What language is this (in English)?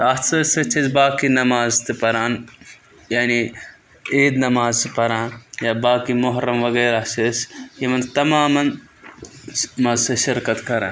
Kashmiri